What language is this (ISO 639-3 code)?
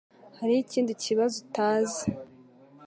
kin